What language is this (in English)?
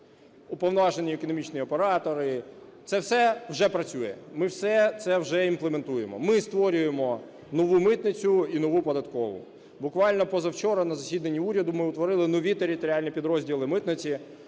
Ukrainian